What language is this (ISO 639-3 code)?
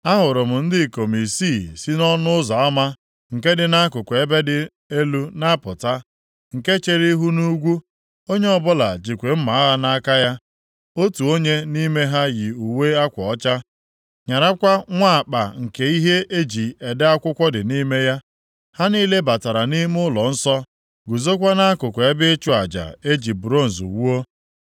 ibo